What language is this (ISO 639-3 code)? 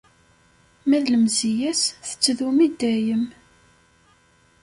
kab